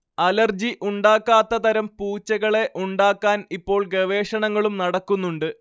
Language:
Malayalam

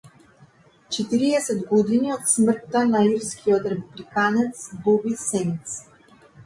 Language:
Macedonian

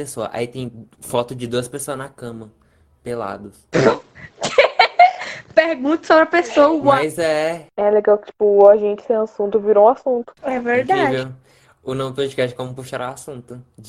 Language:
Portuguese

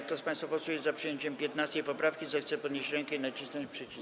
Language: Polish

